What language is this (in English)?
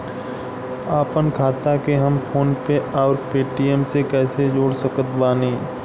Bhojpuri